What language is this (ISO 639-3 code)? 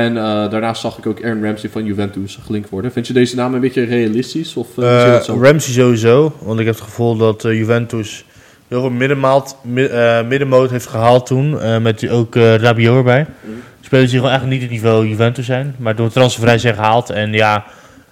nld